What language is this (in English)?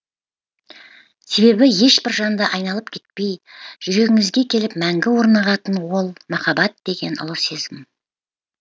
Kazakh